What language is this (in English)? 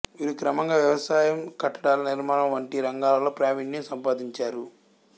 Telugu